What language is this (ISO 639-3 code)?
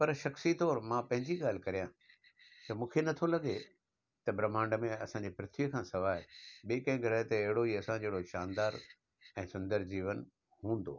snd